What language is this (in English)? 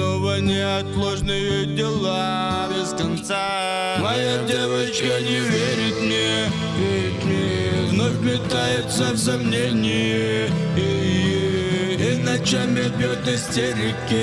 Russian